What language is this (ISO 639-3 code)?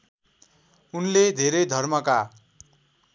nep